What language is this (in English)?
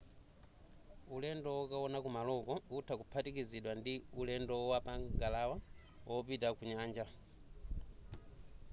Nyanja